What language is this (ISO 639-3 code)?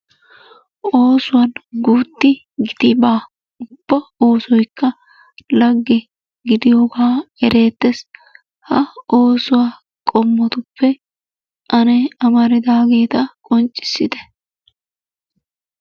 wal